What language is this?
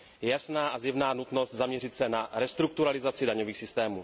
Czech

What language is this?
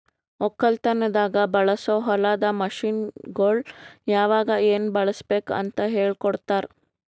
Kannada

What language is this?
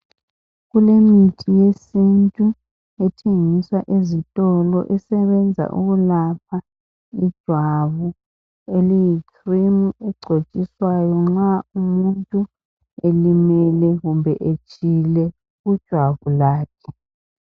North Ndebele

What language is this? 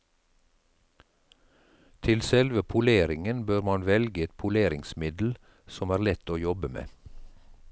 Norwegian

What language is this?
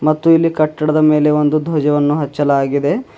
Kannada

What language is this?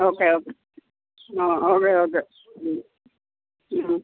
Malayalam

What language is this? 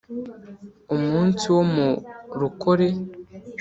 Kinyarwanda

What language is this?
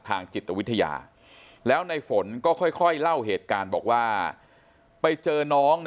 Thai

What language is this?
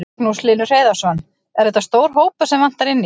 Icelandic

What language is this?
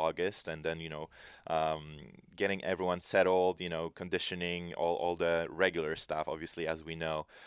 English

